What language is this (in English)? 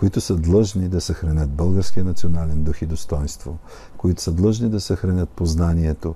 Bulgarian